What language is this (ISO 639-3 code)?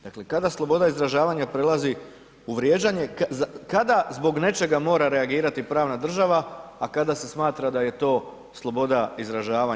hrv